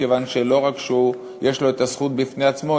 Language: Hebrew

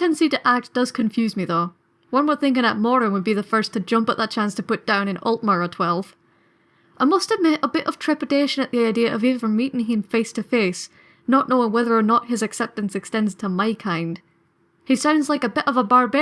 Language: English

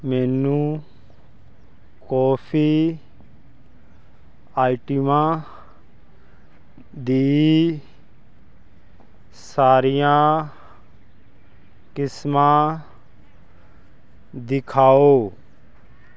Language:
Punjabi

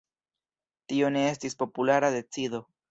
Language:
Esperanto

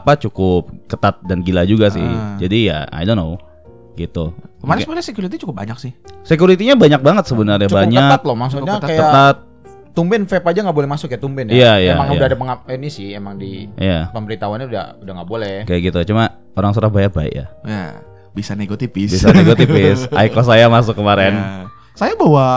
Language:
Indonesian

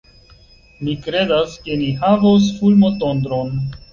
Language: Esperanto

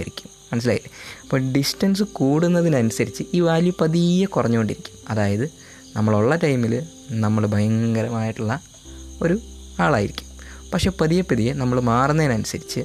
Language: Malayalam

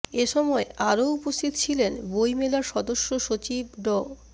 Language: Bangla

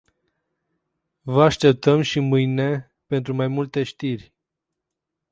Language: Romanian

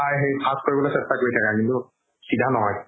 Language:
Assamese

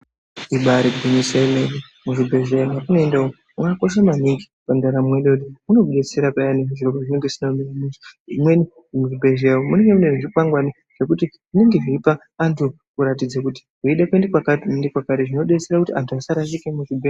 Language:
Ndau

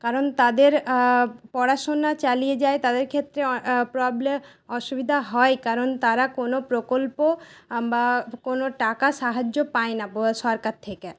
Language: Bangla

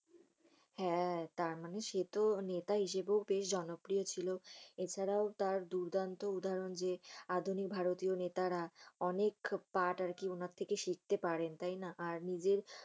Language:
Bangla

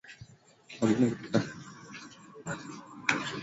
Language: Swahili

